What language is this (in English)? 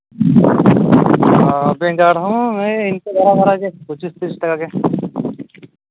Santali